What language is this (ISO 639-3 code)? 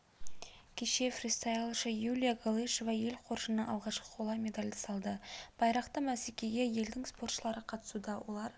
kaz